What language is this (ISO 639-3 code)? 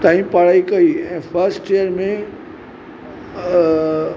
snd